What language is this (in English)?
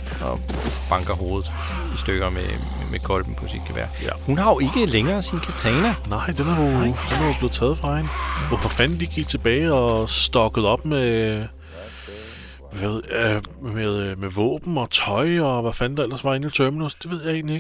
Danish